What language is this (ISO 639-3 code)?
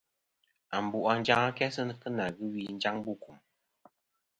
bkm